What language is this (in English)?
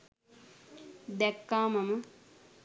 Sinhala